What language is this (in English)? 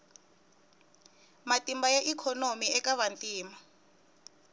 Tsonga